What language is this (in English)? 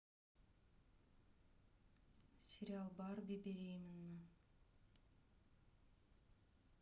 Russian